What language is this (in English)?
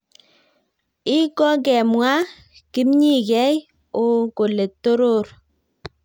Kalenjin